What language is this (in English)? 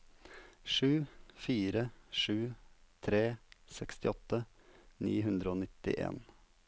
Norwegian